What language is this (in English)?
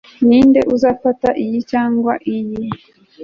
Kinyarwanda